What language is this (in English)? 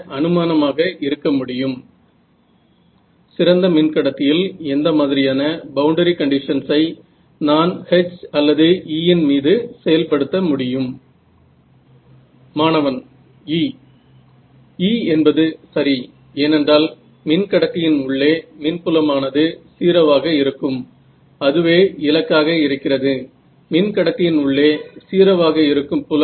Marathi